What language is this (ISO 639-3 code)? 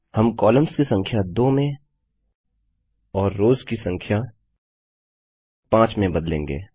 hin